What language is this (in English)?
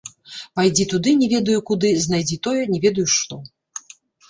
Belarusian